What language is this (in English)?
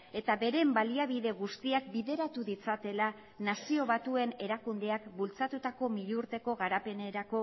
Basque